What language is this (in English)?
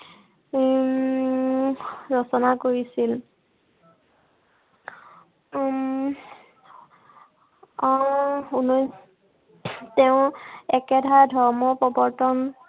Assamese